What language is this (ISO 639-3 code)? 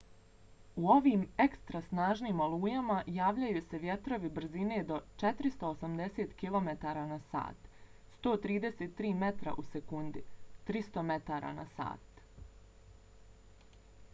bos